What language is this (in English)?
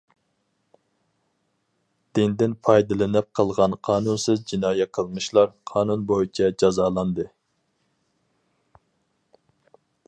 Uyghur